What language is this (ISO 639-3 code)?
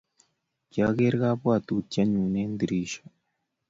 kln